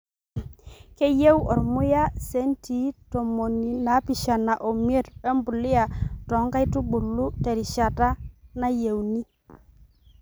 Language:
Masai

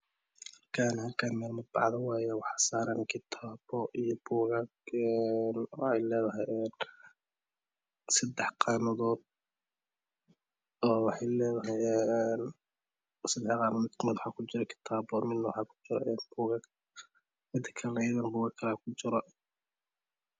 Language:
Somali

